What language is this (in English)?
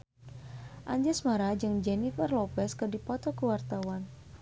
Sundanese